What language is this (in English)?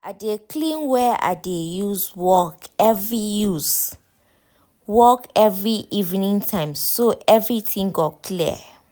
Nigerian Pidgin